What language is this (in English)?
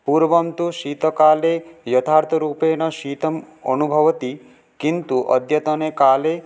Sanskrit